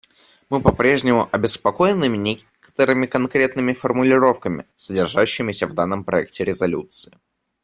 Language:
Russian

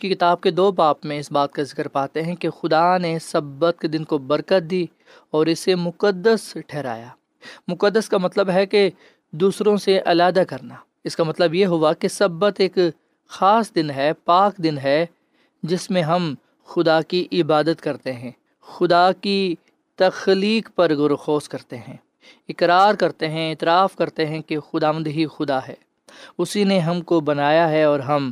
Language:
Urdu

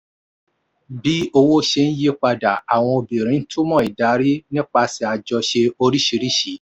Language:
Yoruba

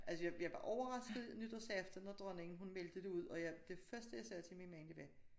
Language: Danish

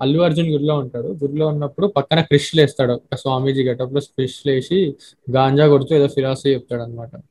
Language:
Telugu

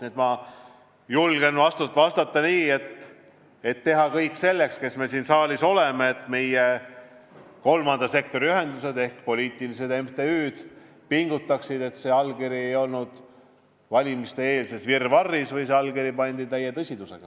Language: Estonian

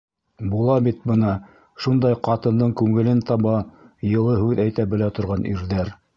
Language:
Bashkir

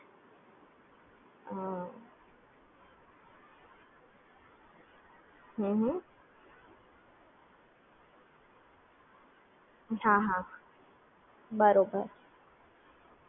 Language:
Gujarati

